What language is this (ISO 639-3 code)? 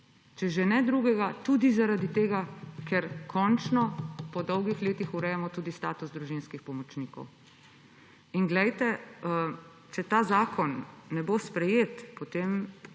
slv